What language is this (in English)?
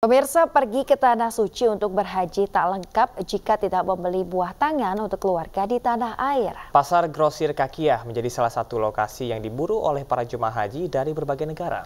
Indonesian